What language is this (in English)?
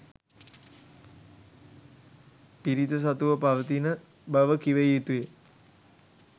Sinhala